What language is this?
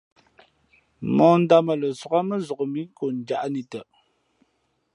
Fe'fe'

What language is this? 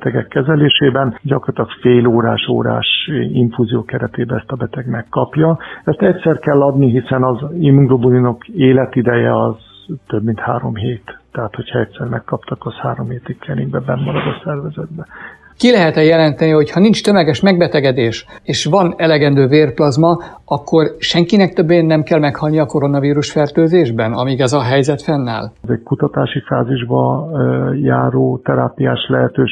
Hungarian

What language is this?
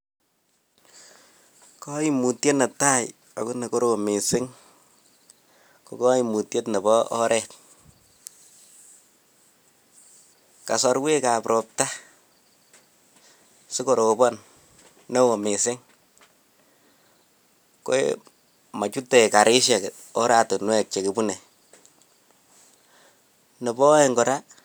Kalenjin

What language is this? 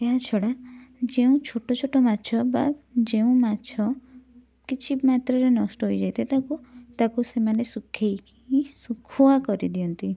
Odia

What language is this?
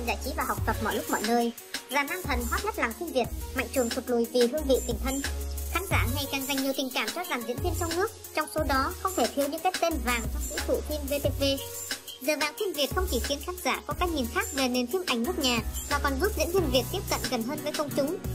Vietnamese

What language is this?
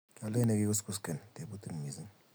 Kalenjin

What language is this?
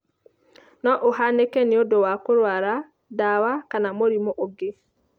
Kikuyu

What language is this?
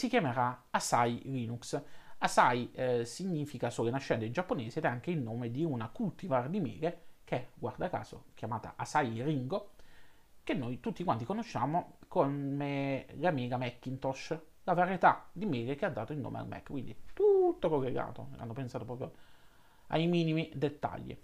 Italian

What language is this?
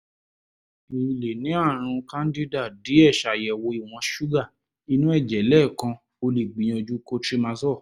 Yoruba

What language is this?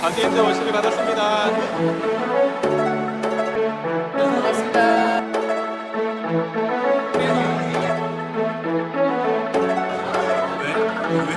Korean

